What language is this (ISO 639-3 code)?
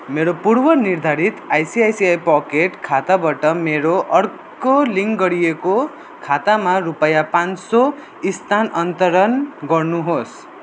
nep